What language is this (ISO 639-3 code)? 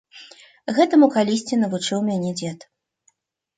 bel